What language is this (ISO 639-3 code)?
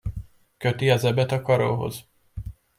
hun